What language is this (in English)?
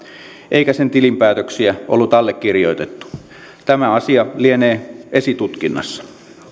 Finnish